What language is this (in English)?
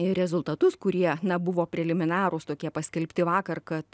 Lithuanian